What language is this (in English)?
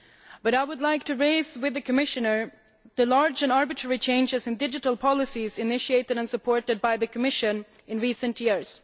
English